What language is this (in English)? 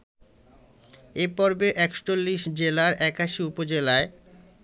Bangla